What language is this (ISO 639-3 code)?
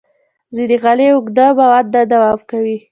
pus